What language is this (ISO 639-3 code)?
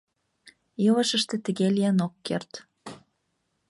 chm